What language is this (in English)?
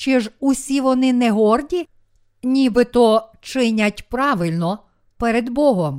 Ukrainian